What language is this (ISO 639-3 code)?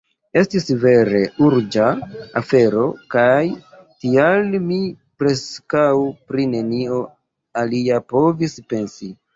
epo